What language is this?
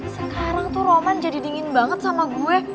Indonesian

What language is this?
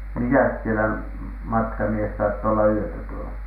Finnish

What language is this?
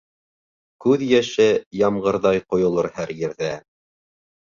Bashkir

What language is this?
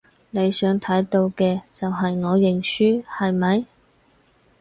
Cantonese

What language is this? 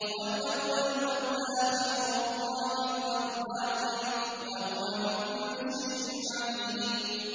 Arabic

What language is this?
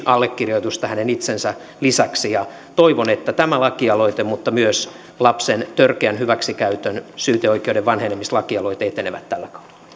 Finnish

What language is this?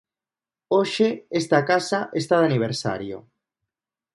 Galician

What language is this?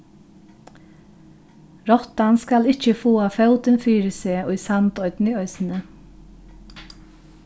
Faroese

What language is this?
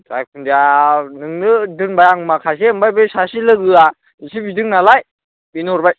Bodo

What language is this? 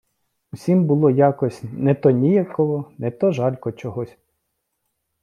Ukrainian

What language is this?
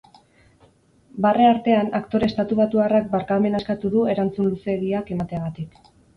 Basque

